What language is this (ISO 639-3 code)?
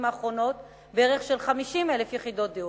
heb